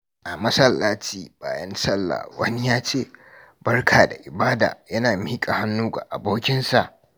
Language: Hausa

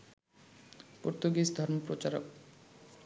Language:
Bangla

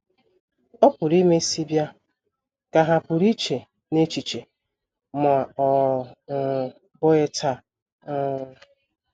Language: Igbo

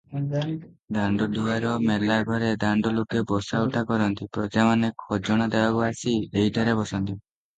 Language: Odia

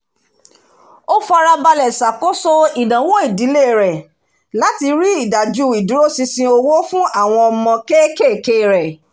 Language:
Yoruba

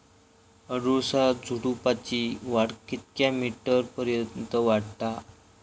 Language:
Marathi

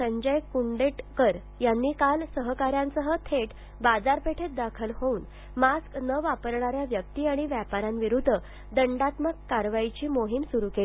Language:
Marathi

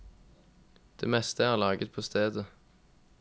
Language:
Norwegian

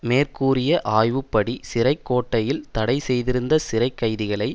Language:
Tamil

